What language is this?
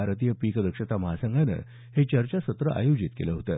Marathi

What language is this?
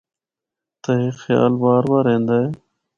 Northern Hindko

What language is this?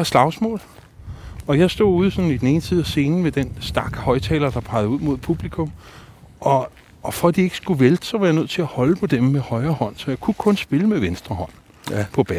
Danish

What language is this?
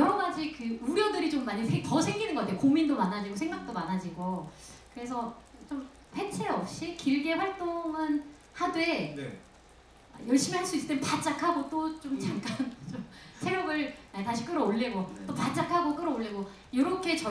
Korean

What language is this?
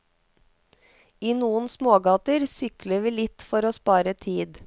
Norwegian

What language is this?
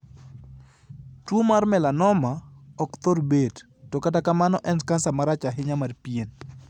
Luo (Kenya and Tanzania)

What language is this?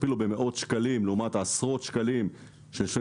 Hebrew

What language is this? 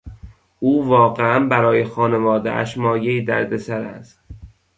Persian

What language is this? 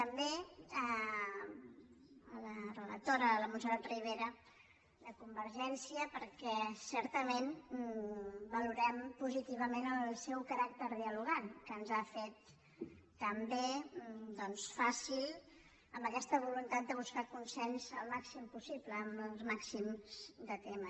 Catalan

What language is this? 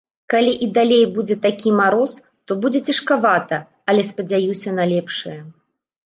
Belarusian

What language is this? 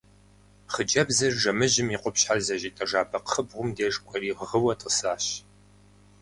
Kabardian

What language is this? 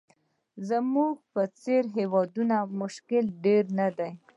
Pashto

